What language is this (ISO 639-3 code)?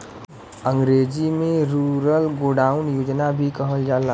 bho